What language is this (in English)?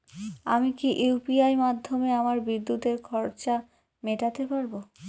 Bangla